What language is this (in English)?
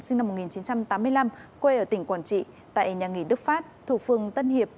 Vietnamese